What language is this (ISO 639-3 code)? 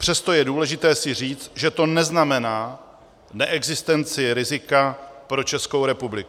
ces